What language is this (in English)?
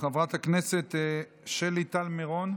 Hebrew